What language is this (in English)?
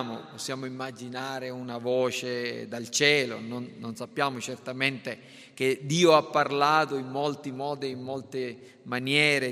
Italian